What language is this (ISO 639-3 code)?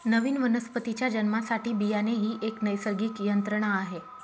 mar